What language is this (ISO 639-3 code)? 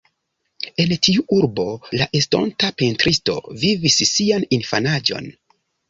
epo